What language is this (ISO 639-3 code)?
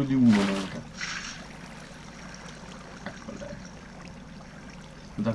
ita